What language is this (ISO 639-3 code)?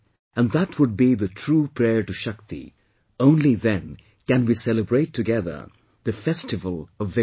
eng